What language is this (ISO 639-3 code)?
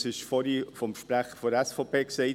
gsw